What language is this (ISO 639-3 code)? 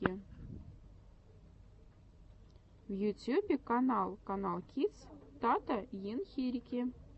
rus